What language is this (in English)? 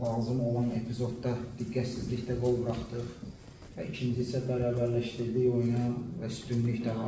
Turkish